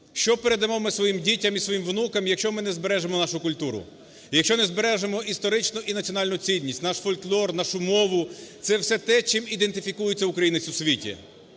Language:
Ukrainian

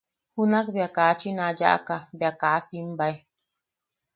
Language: Yaqui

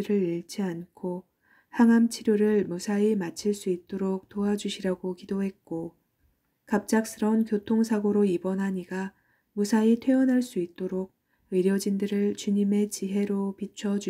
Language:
Korean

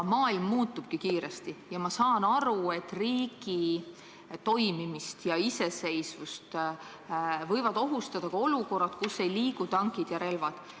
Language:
Estonian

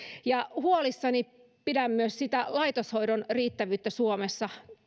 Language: Finnish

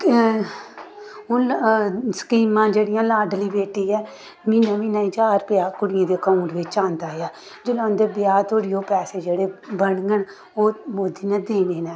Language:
Dogri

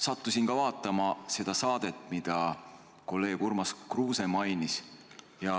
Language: Estonian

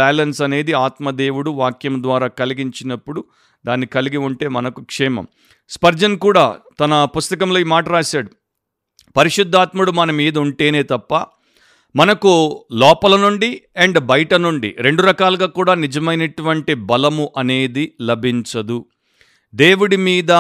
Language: Telugu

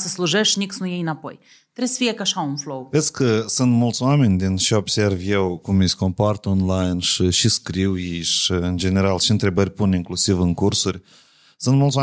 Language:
Romanian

